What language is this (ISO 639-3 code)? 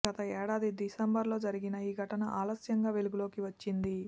tel